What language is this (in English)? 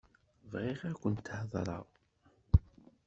Kabyle